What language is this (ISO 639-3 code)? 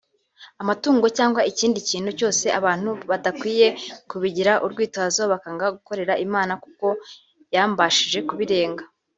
kin